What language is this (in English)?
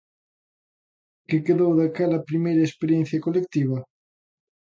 Galician